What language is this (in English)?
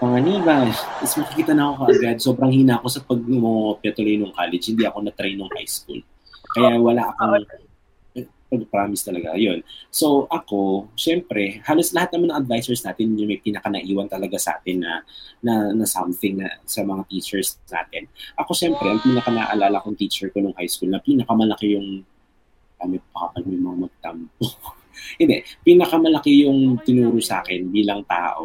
Filipino